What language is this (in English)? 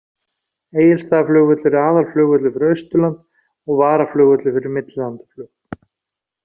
Icelandic